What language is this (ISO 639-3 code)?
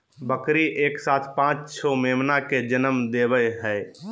mag